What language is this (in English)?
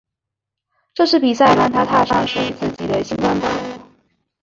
Chinese